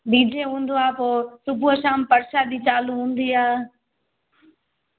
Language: Sindhi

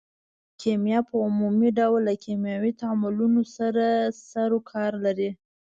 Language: Pashto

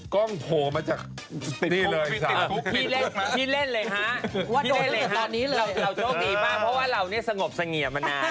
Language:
Thai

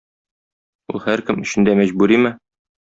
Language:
Tatar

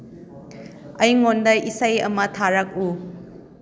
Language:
Manipuri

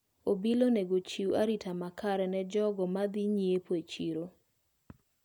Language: Luo (Kenya and Tanzania)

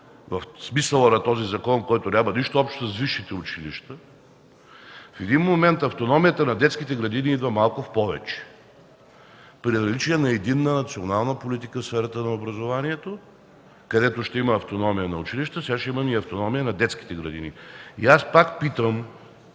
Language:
Bulgarian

